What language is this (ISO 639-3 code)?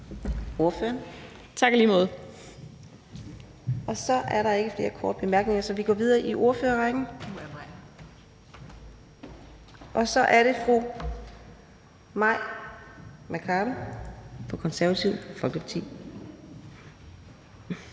dan